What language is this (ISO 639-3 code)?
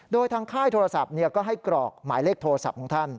tha